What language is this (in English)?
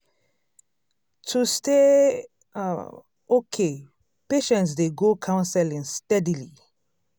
Nigerian Pidgin